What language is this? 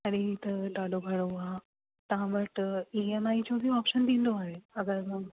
Sindhi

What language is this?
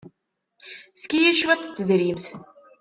Kabyle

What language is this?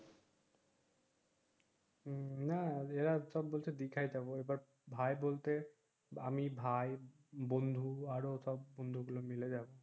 Bangla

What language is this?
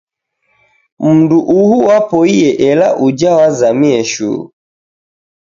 Taita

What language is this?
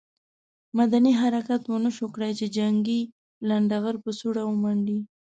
Pashto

